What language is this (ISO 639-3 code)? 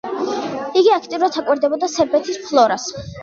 kat